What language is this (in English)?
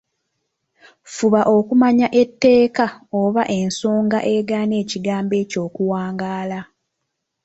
Ganda